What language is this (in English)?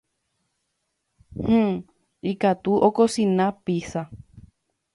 Guarani